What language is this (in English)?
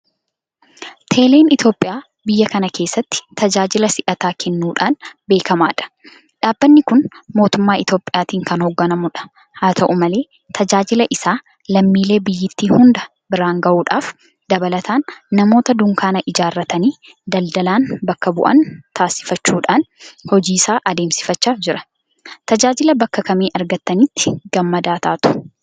Oromo